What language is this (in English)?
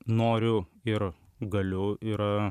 Lithuanian